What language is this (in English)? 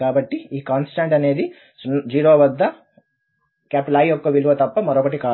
Telugu